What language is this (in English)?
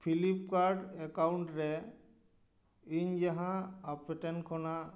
Santali